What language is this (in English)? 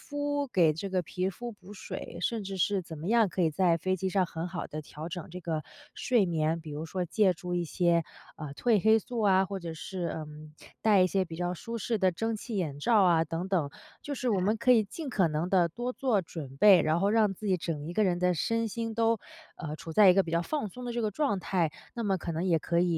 Chinese